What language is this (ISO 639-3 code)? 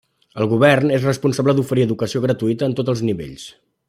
cat